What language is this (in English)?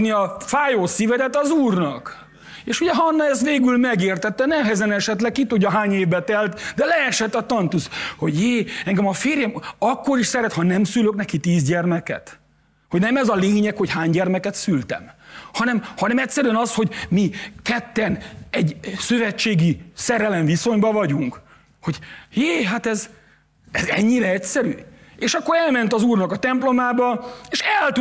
Hungarian